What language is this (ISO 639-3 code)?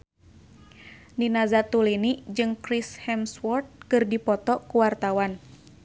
sun